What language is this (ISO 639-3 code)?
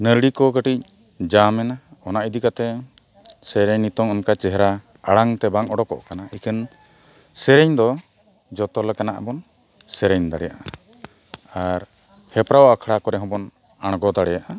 sat